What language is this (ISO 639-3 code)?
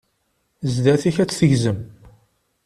kab